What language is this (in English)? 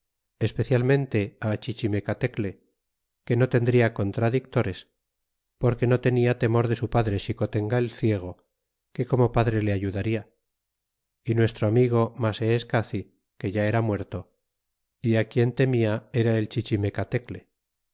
Spanish